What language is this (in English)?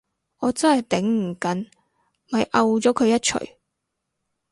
Cantonese